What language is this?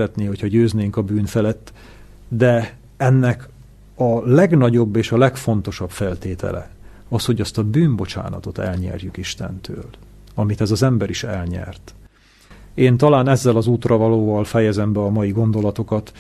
Hungarian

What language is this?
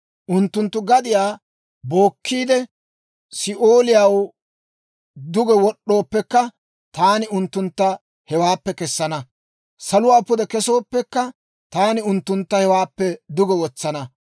Dawro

